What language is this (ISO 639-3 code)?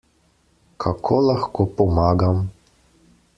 slv